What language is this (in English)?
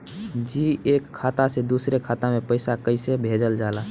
Bhojpuri